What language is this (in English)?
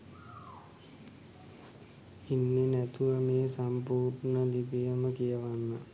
Sinhala